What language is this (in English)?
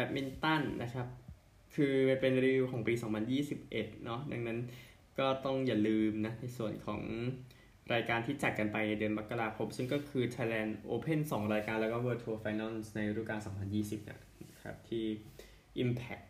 Thai